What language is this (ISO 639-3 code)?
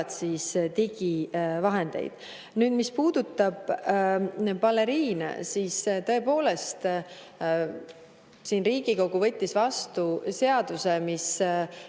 est